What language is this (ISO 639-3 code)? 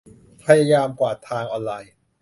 tha